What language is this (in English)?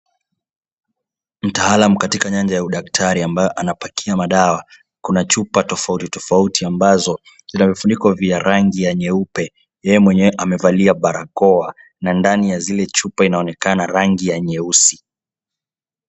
Swahili